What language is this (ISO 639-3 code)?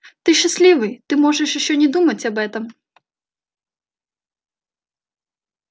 rus